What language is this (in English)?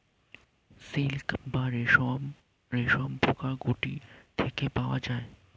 Bangla